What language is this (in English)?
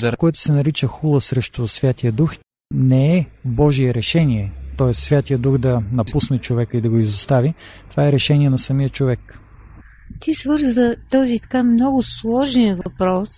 Bulgarian